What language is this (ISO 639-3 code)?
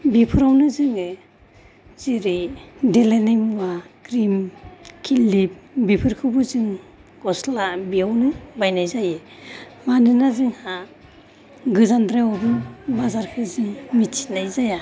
brx